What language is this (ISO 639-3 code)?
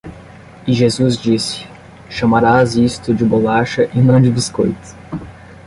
por